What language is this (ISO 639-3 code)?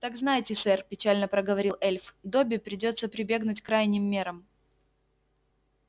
rus